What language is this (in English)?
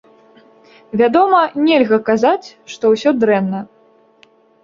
Belarusian